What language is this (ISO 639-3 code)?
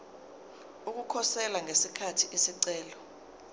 zul